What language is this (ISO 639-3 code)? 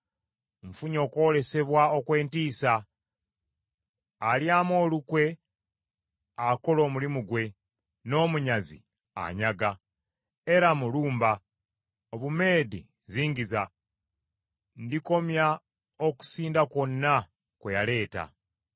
lug